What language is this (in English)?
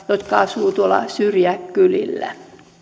Finnish